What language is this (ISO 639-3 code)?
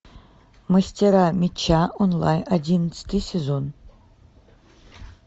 rus